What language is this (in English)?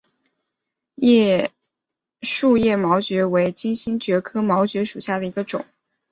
Chinese